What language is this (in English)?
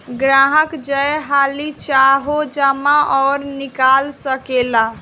Bhojpuri